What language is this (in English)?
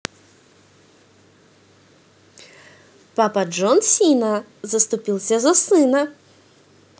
Russian